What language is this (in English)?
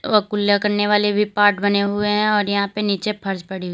Hindi